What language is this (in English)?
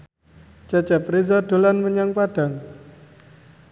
Javanese